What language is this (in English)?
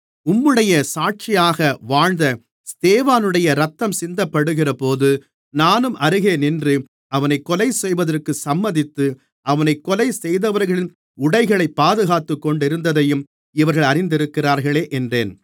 Tamil